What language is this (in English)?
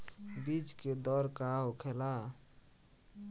Bhojpuri